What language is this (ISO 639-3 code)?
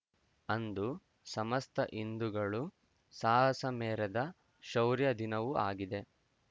kan